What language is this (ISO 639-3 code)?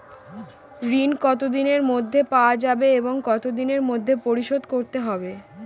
ben